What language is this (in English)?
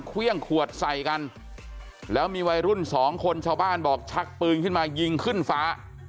Thai